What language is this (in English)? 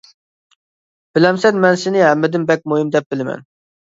Uyghur